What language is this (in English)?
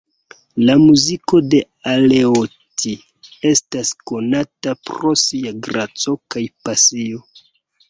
Esperanto